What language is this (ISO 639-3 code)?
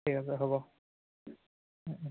asm